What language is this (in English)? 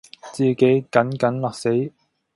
Cantonese